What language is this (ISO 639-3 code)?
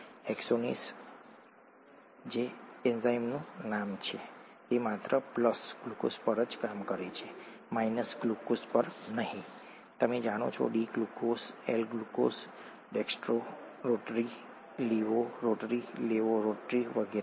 guj